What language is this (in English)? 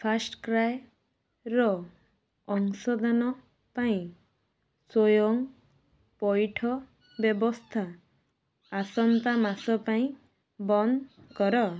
Odia